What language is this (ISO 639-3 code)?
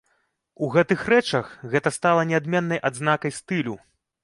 bel